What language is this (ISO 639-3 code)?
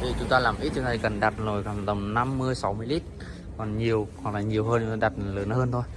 vie